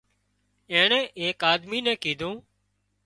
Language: Wadiyara Koli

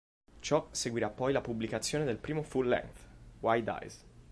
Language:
Italian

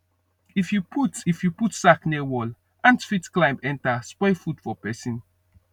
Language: Nigerian Pidgin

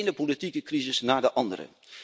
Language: Dutch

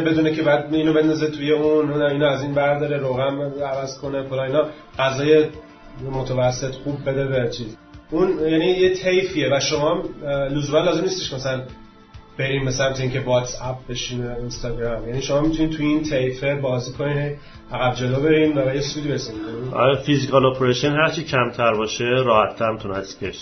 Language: Persian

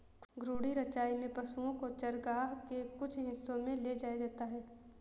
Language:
Hindi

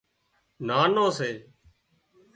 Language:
Wadiyara Koli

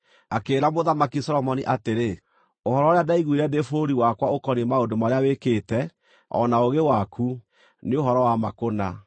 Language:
Kikuyu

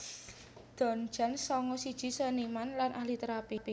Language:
Javanese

